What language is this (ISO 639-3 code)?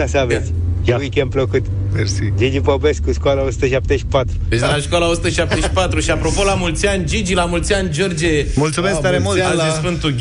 ron